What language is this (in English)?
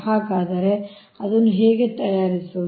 Kannada